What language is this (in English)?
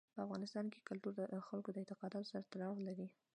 Pashto